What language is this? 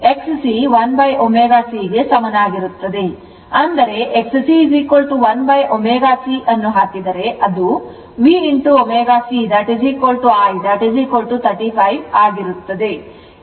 Kannada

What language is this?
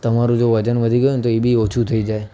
Gujarati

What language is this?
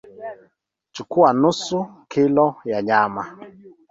Swahili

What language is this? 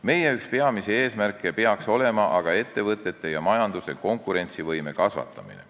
Estonian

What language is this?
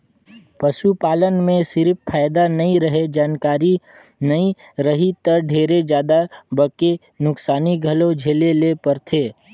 Chhattisgarhi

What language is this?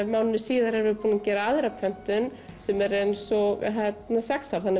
Icelandic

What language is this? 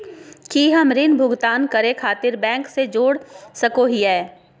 Magahi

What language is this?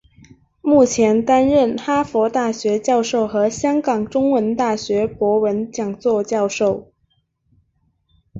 Chinese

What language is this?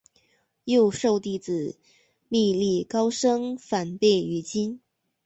Chinese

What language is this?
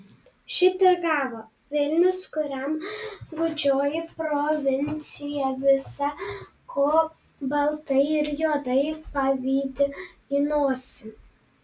Lithuanian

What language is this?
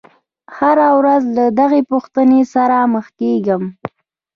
Pashto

